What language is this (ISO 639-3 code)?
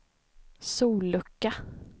swe